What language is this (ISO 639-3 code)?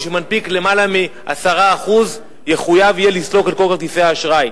heb